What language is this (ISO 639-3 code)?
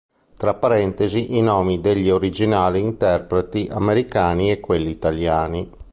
ita